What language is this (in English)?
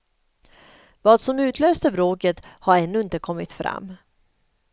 Swedish